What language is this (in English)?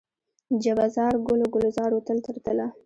Pashto